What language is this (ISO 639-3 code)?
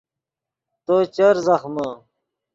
ydg